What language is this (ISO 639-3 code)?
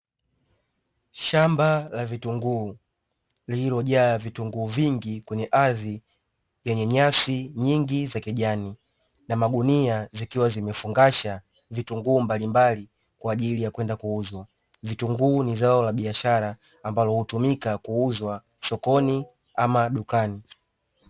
swa